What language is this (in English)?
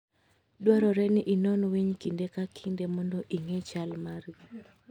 Luo (Kenya and Tanzania)